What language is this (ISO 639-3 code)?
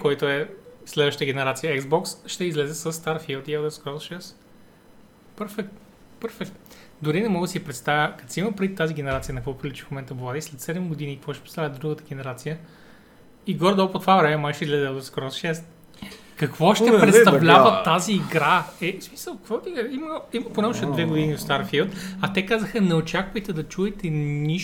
bul